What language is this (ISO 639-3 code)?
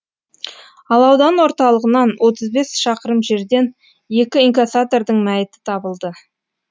kaz